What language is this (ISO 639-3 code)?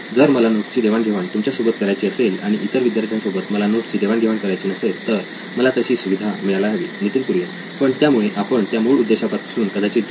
mar